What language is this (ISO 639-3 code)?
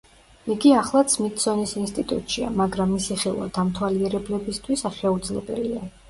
kat